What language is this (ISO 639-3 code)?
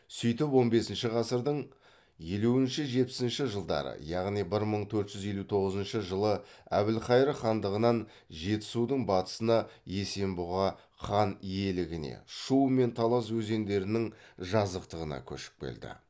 kaz